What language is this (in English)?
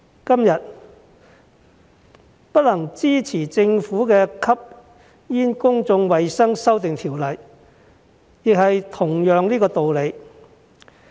Cantonese